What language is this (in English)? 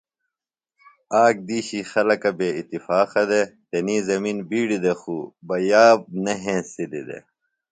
Phalura